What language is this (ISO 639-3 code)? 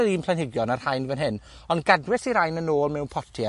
cym